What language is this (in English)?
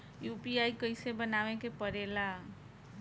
Bhojpuri